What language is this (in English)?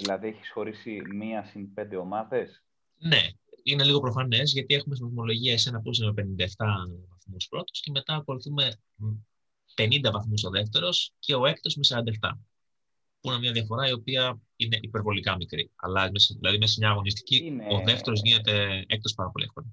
Greek